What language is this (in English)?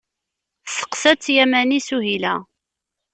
Kabyle